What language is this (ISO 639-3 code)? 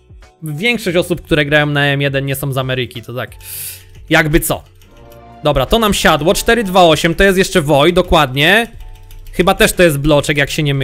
pol